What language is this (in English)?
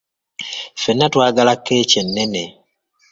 Ganda